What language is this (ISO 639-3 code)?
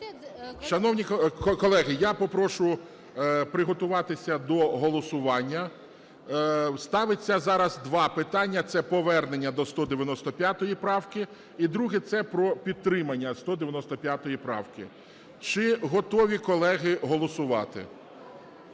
ukr